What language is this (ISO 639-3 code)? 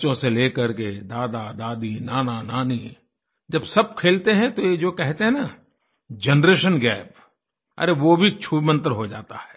hin